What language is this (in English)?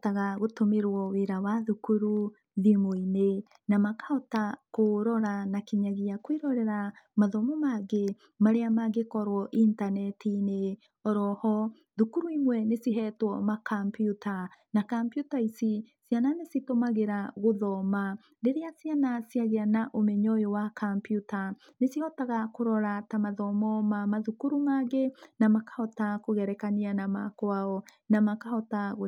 Kikuyu